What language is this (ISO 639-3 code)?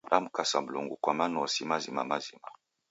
dav